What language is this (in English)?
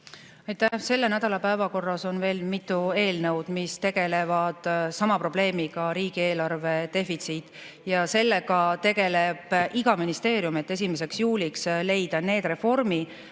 Estonian